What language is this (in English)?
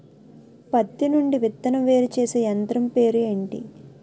Telugu